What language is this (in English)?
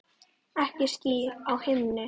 Icelandic